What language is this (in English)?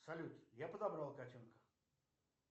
Russian